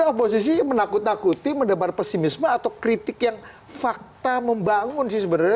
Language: Indonesian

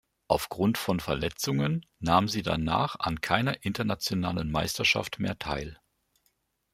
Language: German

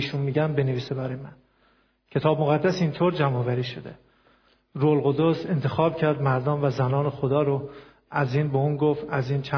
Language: Persian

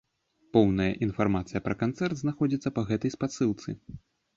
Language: Belarusian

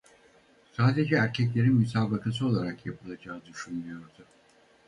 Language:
Turkish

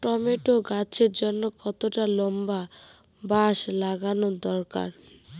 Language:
Bangla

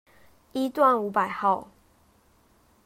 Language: Chinese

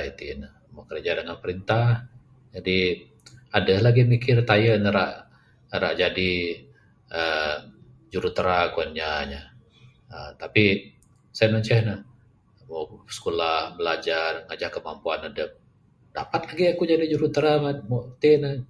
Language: Bukar-Sadung Bidayuh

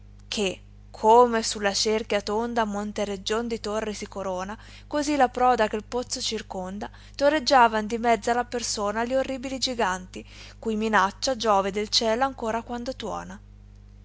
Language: Italian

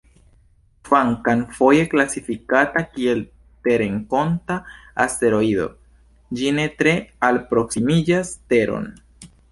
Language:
Esperanto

